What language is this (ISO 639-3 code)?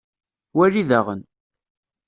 kab